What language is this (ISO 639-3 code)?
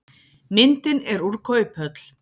isl